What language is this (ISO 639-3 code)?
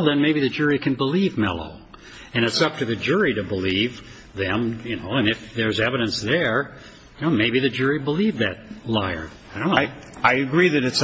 eng